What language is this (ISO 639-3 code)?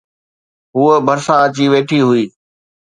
snd